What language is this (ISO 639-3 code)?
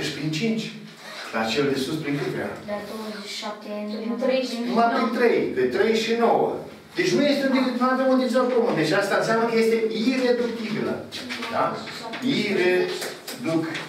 ron